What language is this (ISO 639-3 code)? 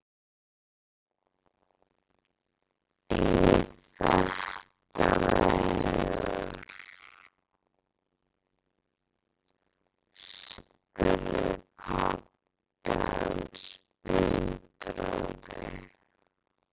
isl